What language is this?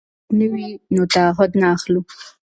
Pashto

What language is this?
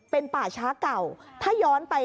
Thai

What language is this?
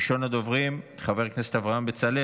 Hebrew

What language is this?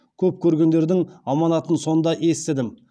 Kazakh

